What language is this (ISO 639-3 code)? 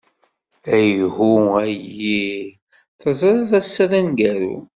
kab